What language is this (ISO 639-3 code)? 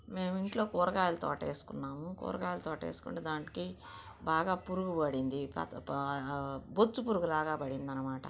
tel